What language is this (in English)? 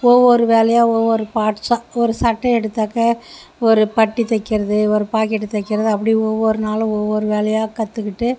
Tamil